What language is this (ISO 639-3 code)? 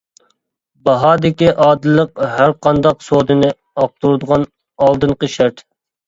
uig